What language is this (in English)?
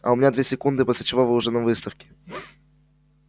Russian